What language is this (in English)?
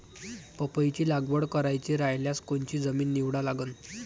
Marathi